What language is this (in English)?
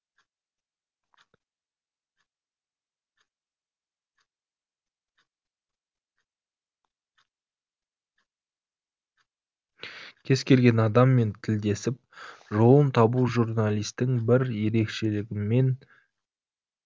Kazakh